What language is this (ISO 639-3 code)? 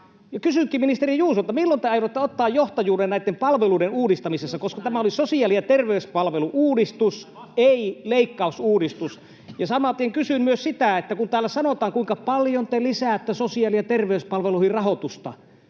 fin